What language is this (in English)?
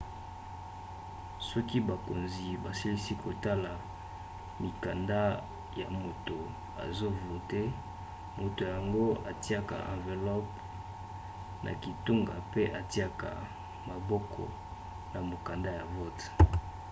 Lingala